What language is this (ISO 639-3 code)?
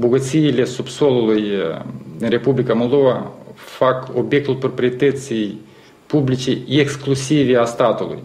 ron